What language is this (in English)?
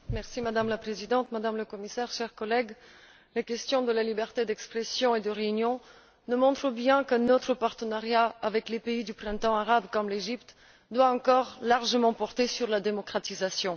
French